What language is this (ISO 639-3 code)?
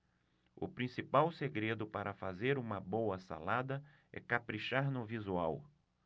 por